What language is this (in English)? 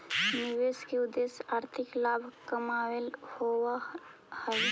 Magahi